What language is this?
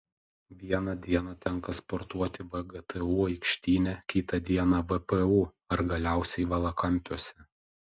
Lithuanian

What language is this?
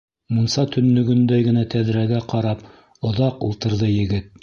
Bashkir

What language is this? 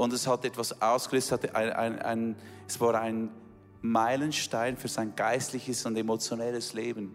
German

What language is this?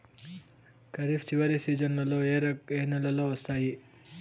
Telugu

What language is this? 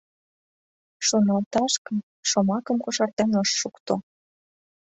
Mari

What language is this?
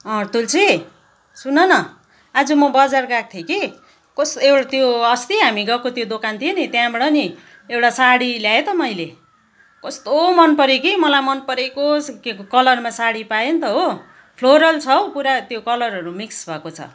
Nepali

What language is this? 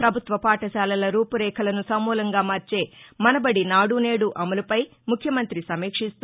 Telugu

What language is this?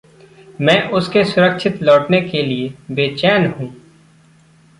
Hindi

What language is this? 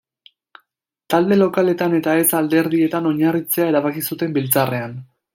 Basque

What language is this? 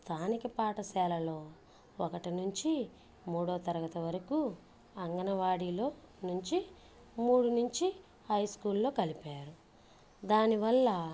Telugu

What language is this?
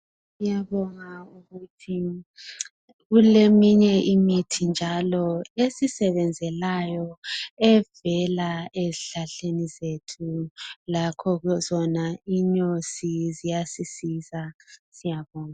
North Ndebele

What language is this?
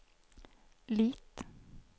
Swedish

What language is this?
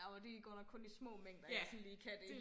Danish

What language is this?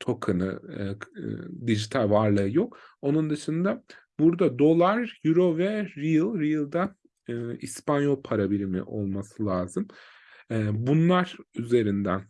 Turkish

